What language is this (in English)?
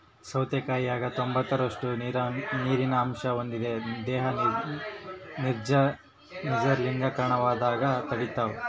Kannada